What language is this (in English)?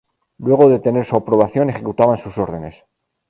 Spanish